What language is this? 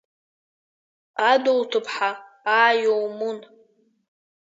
Abkhazian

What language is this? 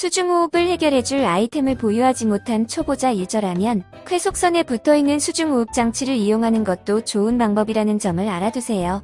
Korean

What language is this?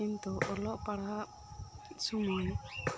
Santali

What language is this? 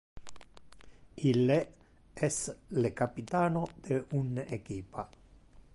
Interlingua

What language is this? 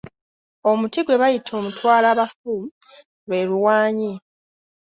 Ganda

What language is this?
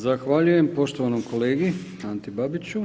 Croatian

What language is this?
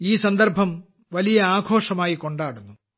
Malayalam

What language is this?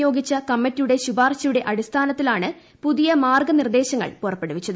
Malayalam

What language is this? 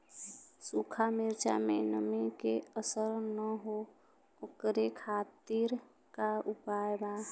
Bhojpuri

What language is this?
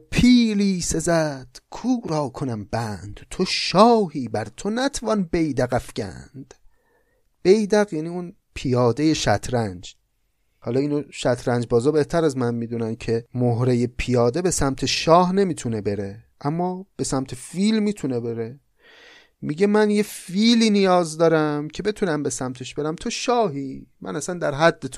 Persian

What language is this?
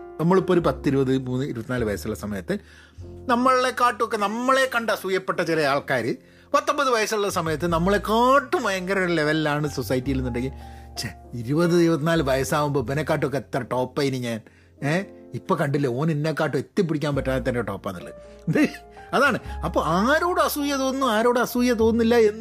Malayalam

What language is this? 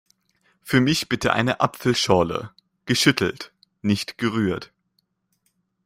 German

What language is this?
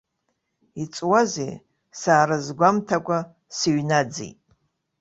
Abkhazian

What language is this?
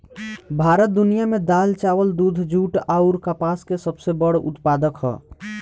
Bhojpuri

